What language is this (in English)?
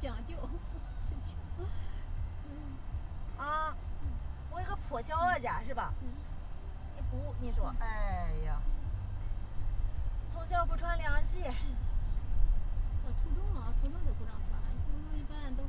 Chinese